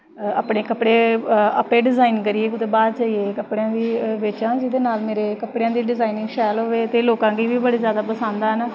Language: Dogri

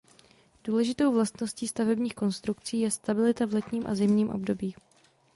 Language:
Czech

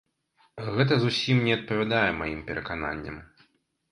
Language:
Belarusian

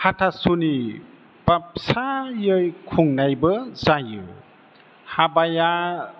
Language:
Bodo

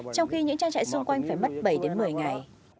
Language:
Vietnamese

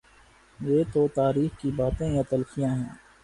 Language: Urdu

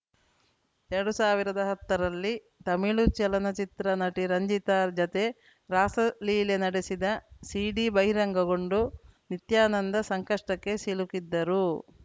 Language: Kannada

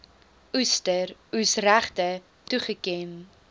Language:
Afrikaans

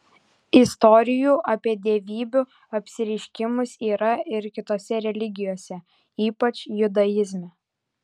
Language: Lithuanian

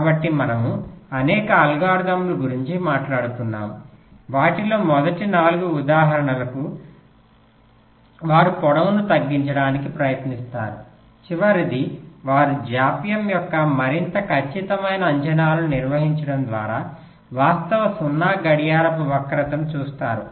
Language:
Telugu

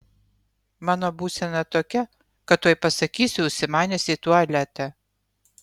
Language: Lithuanian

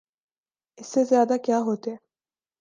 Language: Urdu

